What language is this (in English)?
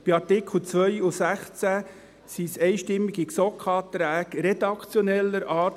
Swiss German